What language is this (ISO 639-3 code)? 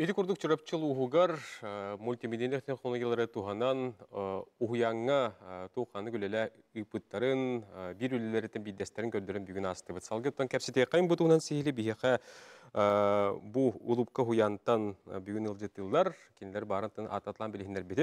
tur